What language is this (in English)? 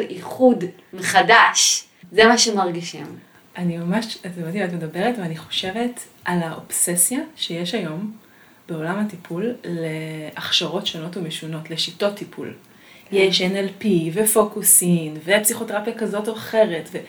Hebrew